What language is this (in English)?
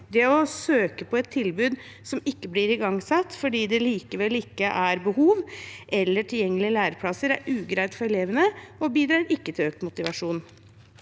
Norwegian